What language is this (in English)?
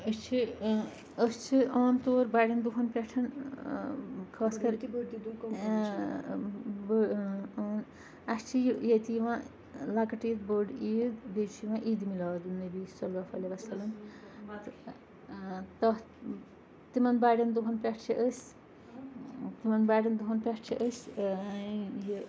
Kashmiri